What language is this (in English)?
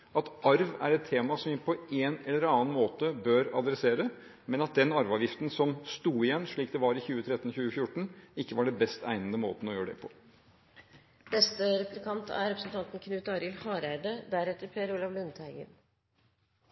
Norwegian